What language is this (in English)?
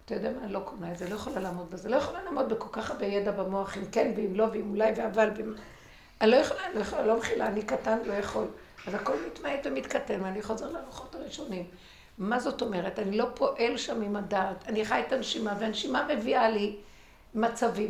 Hebrew